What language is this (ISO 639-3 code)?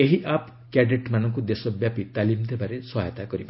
ori